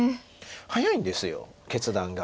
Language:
Japanese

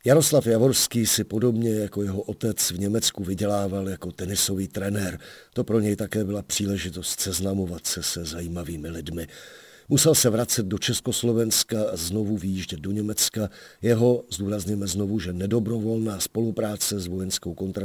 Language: Czech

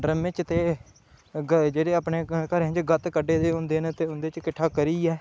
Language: Dogri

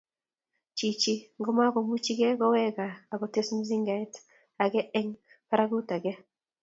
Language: Kalenjin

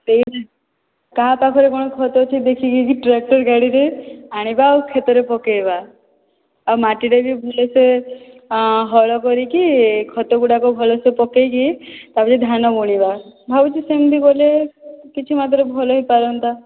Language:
Odia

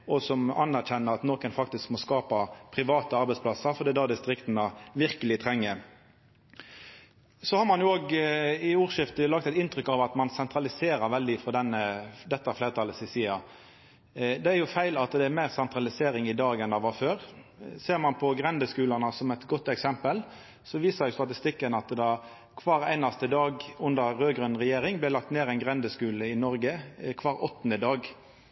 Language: Norwegian Nynorsk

